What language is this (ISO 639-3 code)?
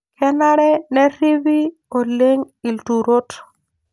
mas